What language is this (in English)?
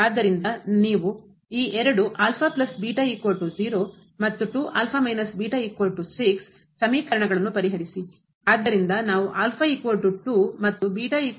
Kannada